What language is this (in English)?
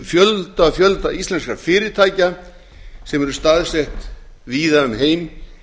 Icelandic